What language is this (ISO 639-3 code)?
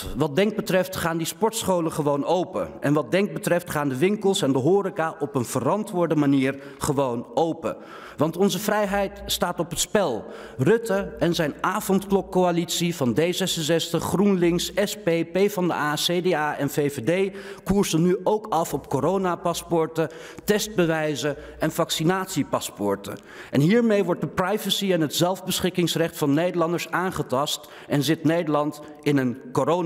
nld